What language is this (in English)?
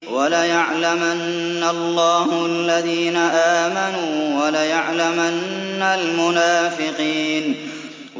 Arabic